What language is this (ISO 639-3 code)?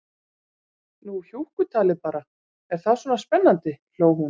isl